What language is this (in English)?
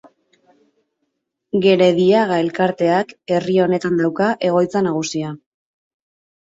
Basque